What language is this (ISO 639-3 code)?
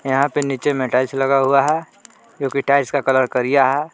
hin